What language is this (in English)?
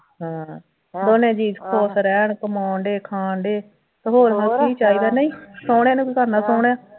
Punjabi